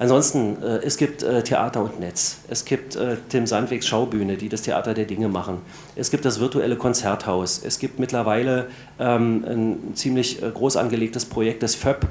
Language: German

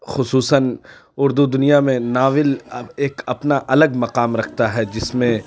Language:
Urdu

